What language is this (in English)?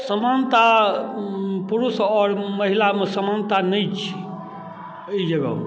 Maithili